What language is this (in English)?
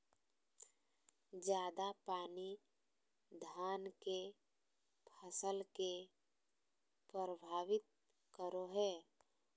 Magahi